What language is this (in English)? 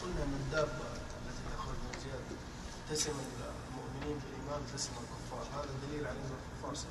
Arabic